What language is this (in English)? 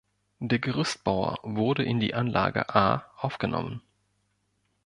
German